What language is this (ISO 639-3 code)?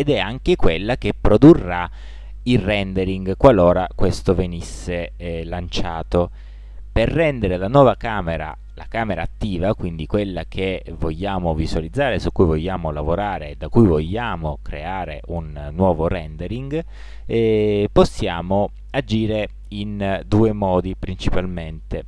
ita